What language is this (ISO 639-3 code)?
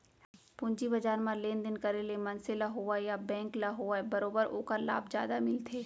hne